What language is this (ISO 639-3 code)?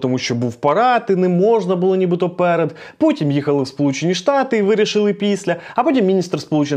ukr